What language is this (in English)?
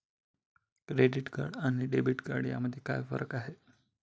Marathi